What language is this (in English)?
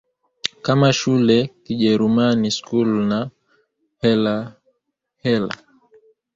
Swahili